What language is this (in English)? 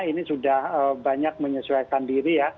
Indonesian